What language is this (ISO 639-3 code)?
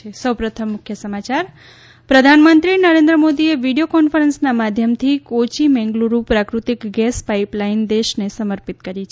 guj